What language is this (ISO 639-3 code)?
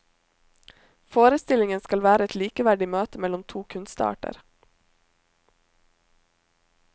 nor